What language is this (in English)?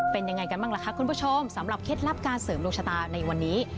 Thai